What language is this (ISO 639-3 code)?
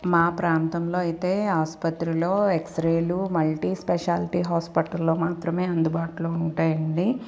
tel